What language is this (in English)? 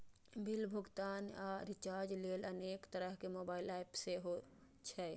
Maithili